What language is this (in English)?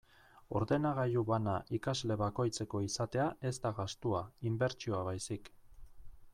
Basque